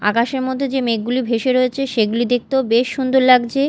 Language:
Bangla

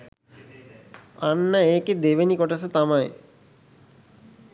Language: Sinhala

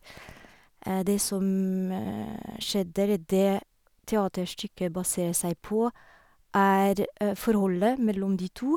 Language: Norwegian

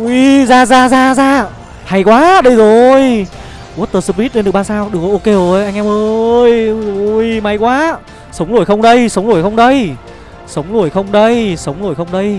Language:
Vietnamese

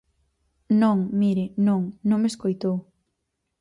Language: Galician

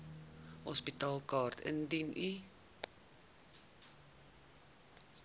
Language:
Afrikaans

